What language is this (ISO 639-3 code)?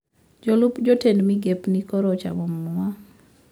luo